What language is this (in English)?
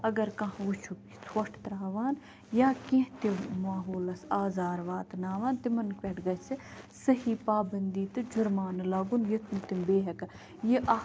Kashmiri